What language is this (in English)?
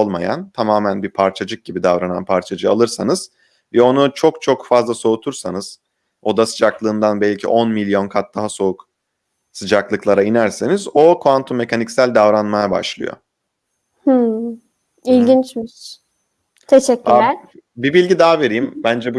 Turkish